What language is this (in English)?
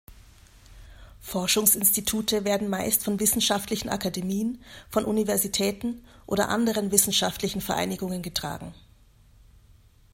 German